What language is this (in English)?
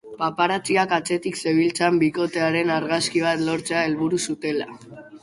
Basque